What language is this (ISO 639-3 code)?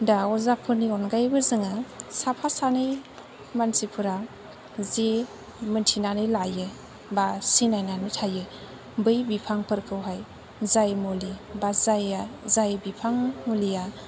brx